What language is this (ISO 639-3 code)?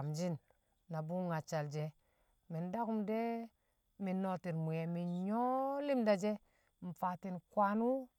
kcq